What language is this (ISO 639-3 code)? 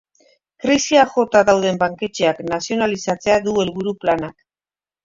eus